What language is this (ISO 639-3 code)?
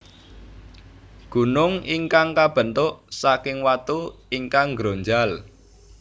jav